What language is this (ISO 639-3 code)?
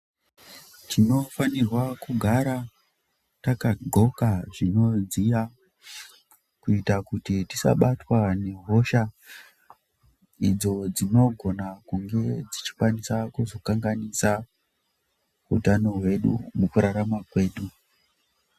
ndc